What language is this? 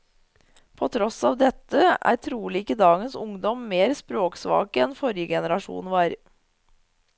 Norwegian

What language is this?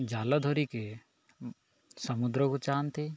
Odia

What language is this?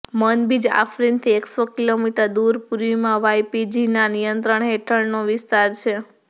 Gujarati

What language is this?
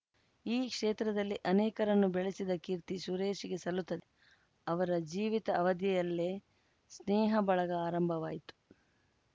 Kannada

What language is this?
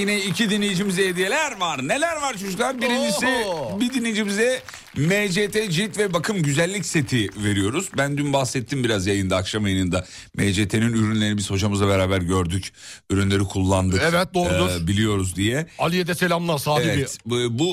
Turkish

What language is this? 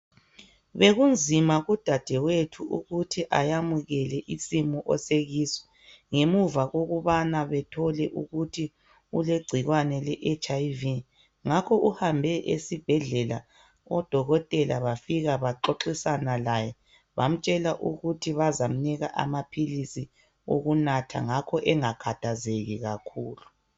North Ndebele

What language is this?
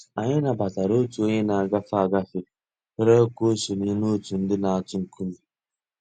Igbo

